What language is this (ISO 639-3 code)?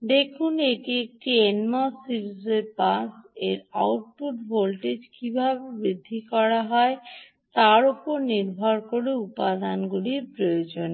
ben